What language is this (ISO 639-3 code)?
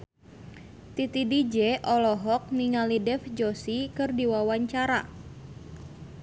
sun